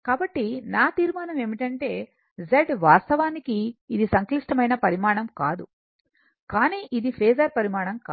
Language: Telugu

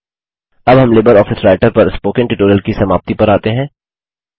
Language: Hindi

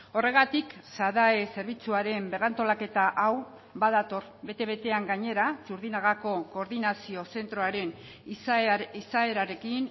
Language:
Basque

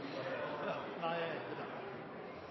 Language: Norwegian Nynorsk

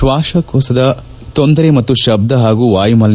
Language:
Kannada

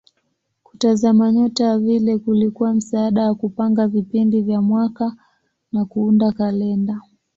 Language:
Swahili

